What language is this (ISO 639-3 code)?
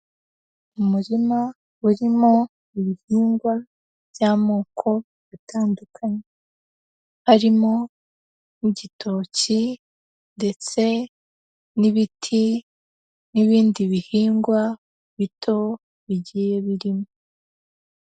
kin